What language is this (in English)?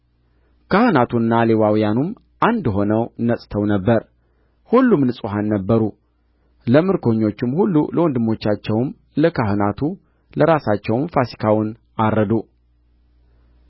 Amharic